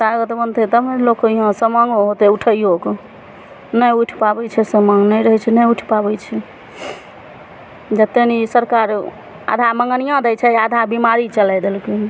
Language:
Maithili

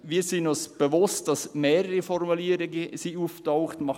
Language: Swiss German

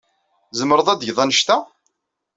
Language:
Kabyle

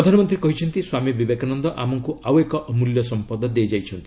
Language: Odia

